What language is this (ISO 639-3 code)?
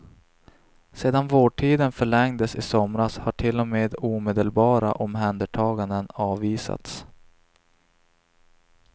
swe